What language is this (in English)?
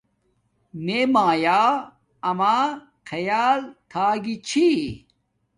Domaaki